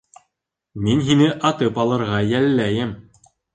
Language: Bashkir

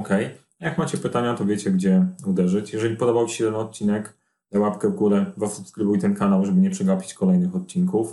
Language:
Polish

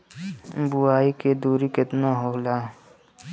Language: Bhojpuri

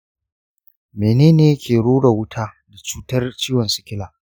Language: Hausa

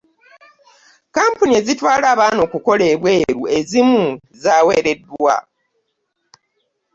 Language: Ganda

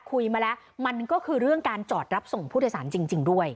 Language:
Thai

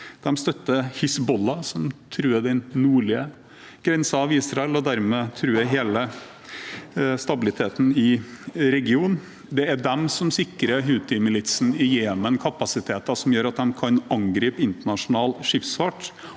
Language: Norwegian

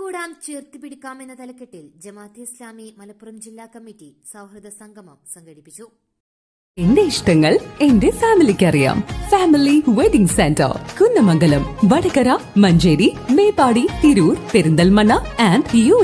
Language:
Malayalam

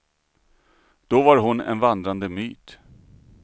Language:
Swedish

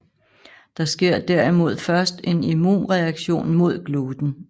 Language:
Danish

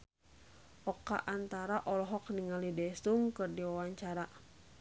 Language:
Sundanese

